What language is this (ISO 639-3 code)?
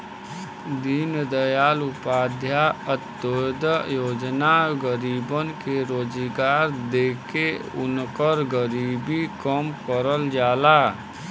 bho